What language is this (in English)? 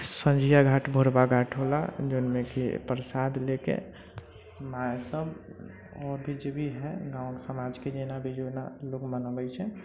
Maithili